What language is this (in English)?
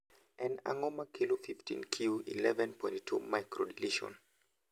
Luo (Kenya and Tanzania)